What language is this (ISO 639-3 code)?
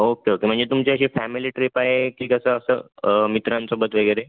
mar